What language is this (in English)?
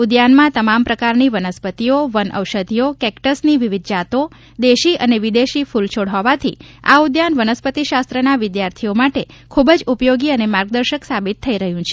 Gujarati